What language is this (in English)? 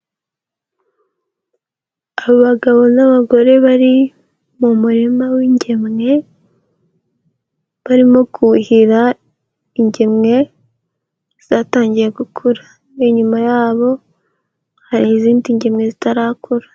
Kinyarwanda